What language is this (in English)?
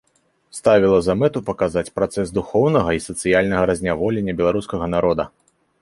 Belarusian